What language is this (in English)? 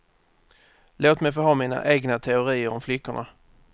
Swedish